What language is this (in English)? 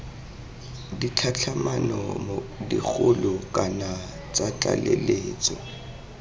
Tswana